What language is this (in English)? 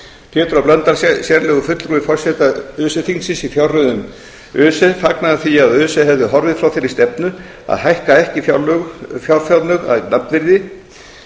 Icelandic